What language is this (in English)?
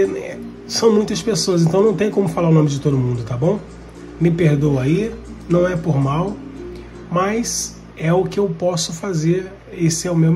Portuguese